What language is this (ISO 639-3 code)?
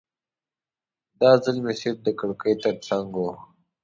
pus